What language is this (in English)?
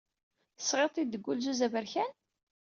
Kabyle